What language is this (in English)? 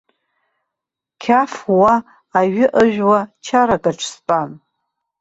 Abkhazian